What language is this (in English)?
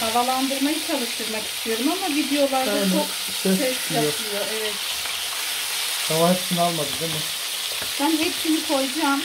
Turkish